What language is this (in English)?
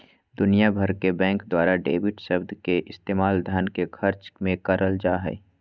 Magahi